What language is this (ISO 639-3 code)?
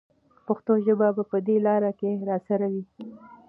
pus